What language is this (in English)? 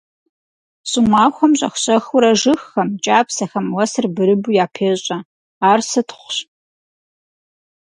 Kabardian